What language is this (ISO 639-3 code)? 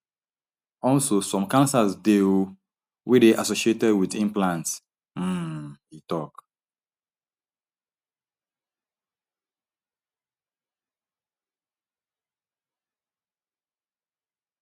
pcm